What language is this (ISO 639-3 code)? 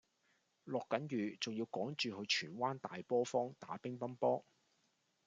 yue